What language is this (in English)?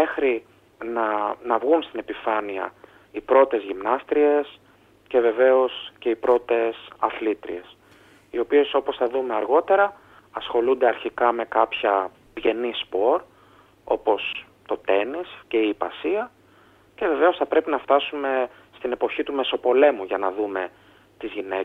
Greek